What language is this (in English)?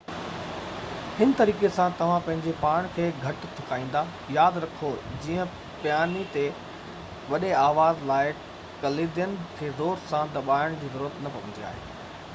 Sindhi